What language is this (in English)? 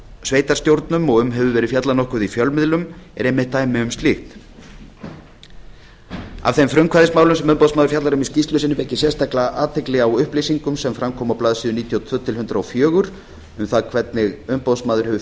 Icelandic